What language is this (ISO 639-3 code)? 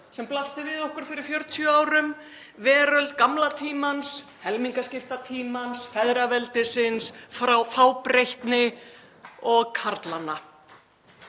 isl